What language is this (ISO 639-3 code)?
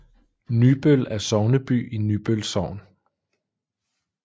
dan